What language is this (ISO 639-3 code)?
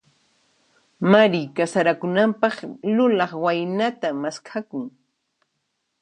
qxp